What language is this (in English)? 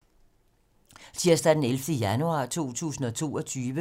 Danish